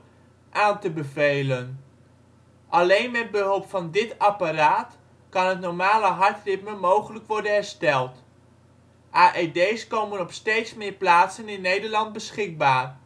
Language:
Dutch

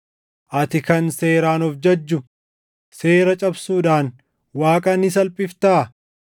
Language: Oromo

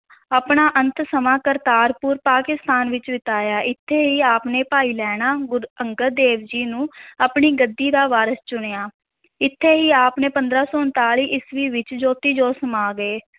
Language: Punjabi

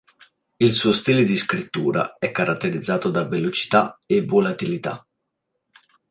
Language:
Italian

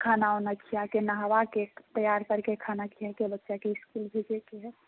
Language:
Maithili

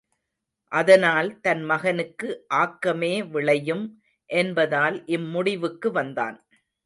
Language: Tamil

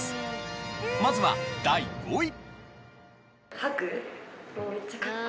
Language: Japanese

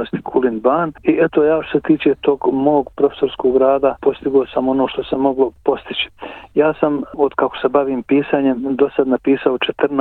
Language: Croatian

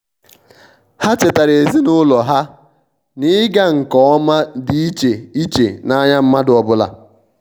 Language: Igbo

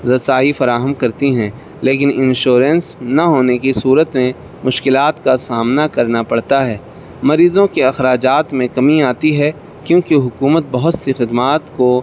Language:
Urdu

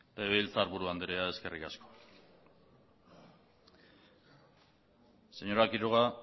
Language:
Basque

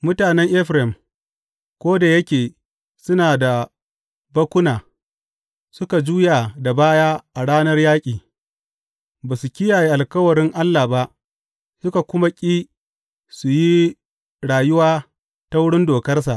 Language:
Hausa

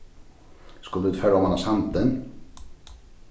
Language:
Faroese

